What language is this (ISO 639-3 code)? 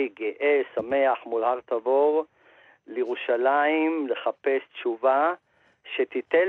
heb